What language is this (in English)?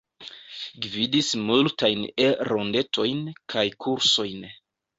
Esperanto